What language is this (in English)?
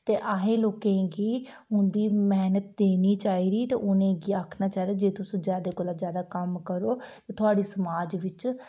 Dogri